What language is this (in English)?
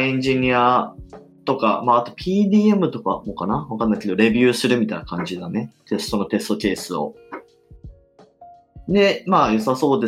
Japanese